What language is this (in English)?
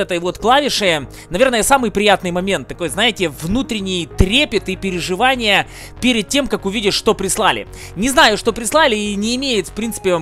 Russian